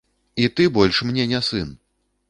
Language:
Belarusian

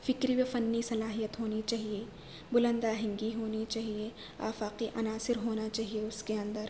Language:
Urdu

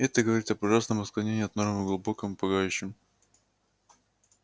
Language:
Russian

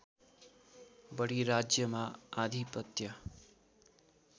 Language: Nepali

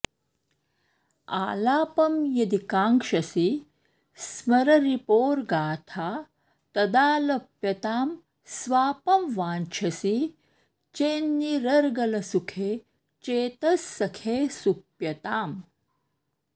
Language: Sanskrit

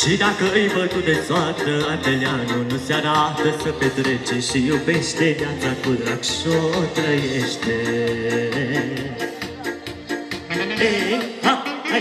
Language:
Romanian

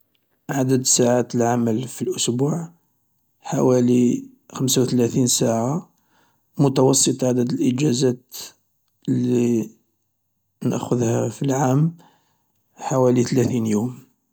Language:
Algerian Arabic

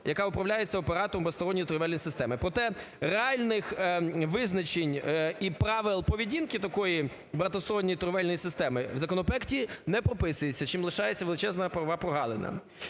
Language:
Ukrainian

